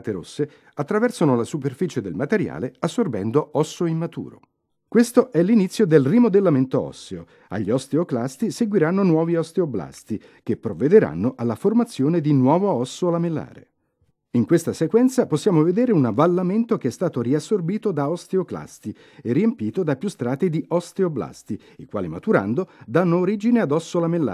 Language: Italian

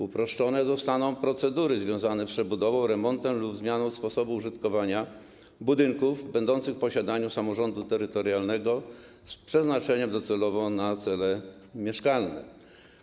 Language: Polish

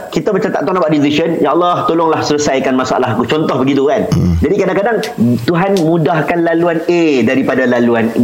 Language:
Malay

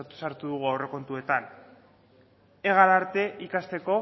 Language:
Basque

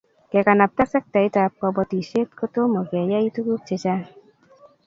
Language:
Kalenjin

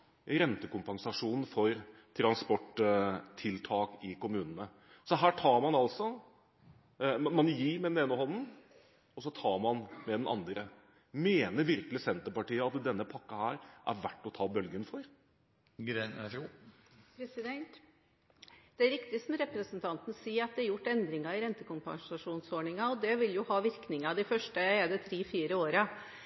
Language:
Norwegian Bokmål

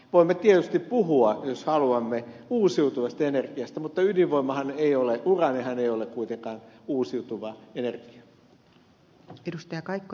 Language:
Finnish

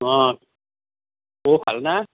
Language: Assamese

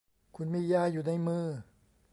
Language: Thai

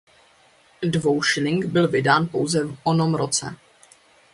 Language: Czech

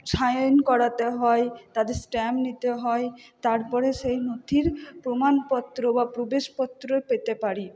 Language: Bangla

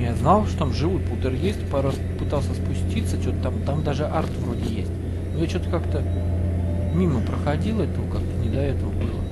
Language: Russian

